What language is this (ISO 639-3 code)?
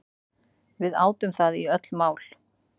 isl